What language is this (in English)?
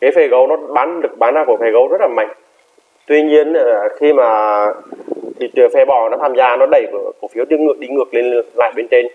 Vietnamese